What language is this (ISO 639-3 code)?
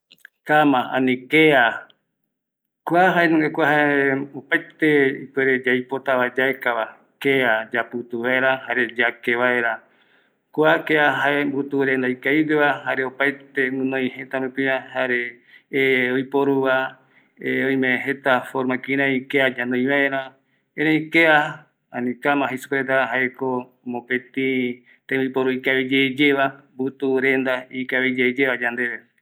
gui